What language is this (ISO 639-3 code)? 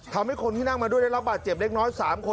tha